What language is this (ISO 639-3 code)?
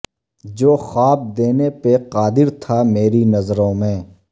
urd